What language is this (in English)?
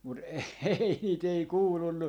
Finnish